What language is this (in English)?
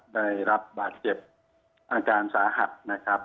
Thai